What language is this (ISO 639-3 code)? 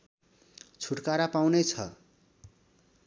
nep